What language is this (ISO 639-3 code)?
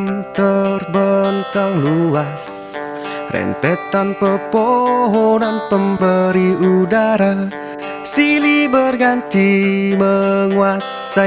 eng